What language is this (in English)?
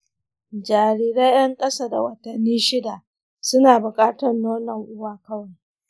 Hausa